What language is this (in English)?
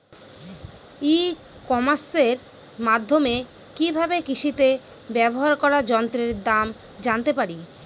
Bangla